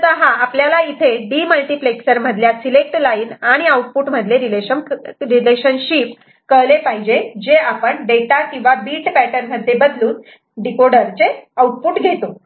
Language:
Marathi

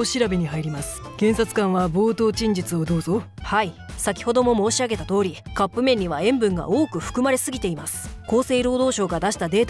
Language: Japanese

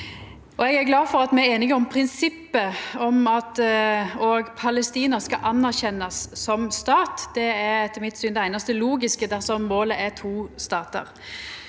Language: Norwegian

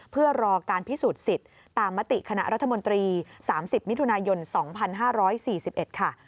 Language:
Thai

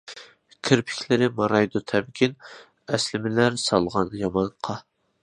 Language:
Uyghur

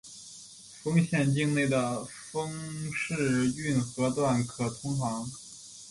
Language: Chinese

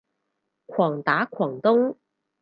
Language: Cantonese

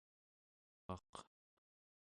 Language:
Central Yupik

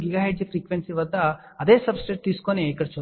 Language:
Telugu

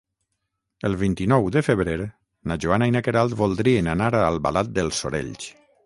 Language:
Catalan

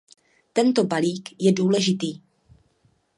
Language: Czech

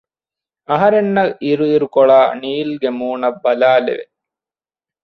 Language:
Divehi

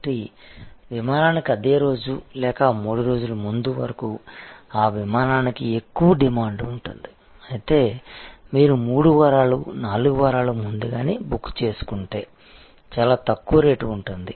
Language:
Telugu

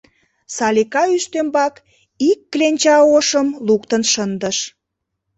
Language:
Mari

